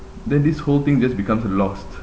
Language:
English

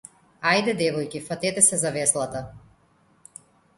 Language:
Macedonian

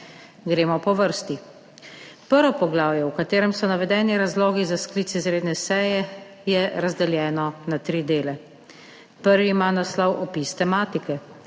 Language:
Slovenian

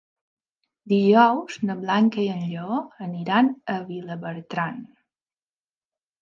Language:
Catalan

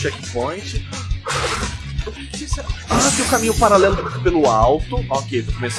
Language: Portuguese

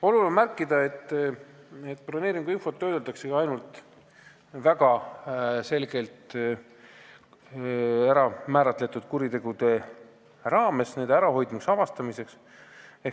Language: Estonian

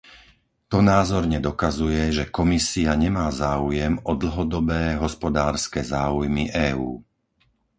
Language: Slovak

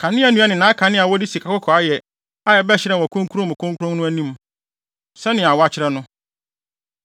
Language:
Akan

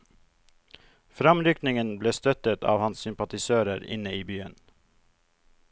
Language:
Norwegian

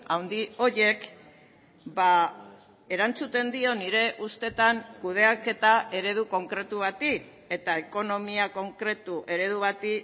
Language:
Basque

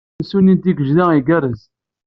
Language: Kabyle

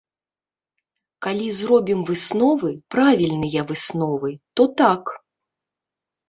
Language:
Belarusian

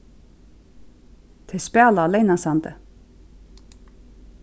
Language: Faroese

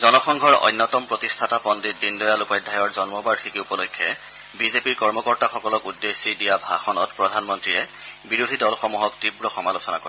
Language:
Assamese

